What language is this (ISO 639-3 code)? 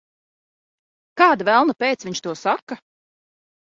lav